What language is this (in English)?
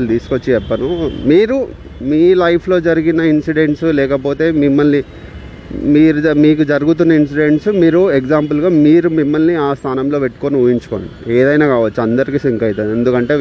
Telugu